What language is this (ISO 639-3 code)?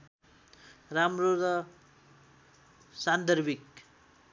nep